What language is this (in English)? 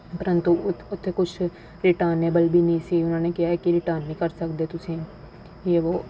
Punjabi